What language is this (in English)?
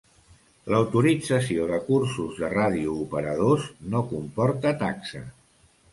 Catalan